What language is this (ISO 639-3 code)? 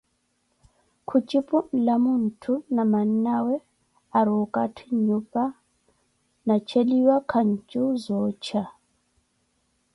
eko